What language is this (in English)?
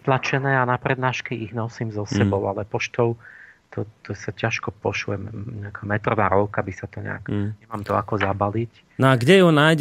Slovak